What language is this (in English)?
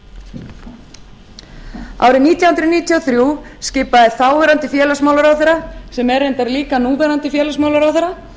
Icelandic